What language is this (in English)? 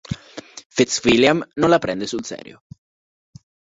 Italian